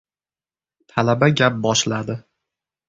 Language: Uzbek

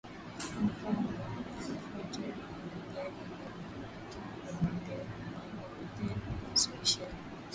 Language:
Swahili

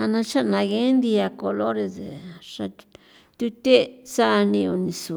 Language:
San Felipe Otlaltepec Popoloca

